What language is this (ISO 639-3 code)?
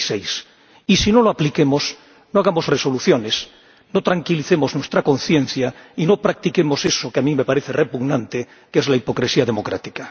spa